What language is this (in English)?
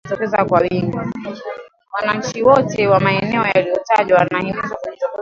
Swahili